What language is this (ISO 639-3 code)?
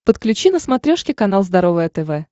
rus